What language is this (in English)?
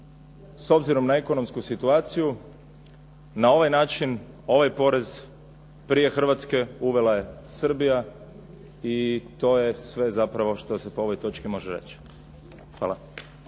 Croatian